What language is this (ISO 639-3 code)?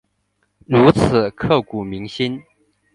zho